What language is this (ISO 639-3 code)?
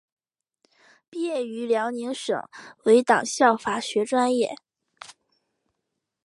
zho